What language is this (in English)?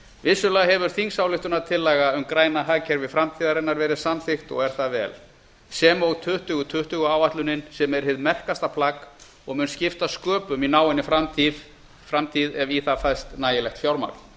Icelandic